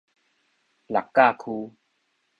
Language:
Min Nan Chinese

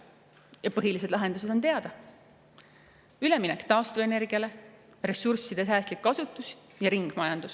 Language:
Estonian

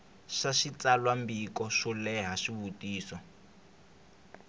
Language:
Tsonga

